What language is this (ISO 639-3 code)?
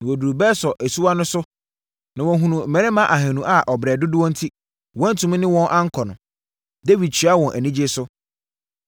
aka